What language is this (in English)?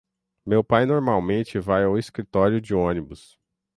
Portuguese